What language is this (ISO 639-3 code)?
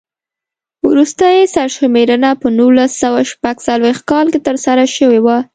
pus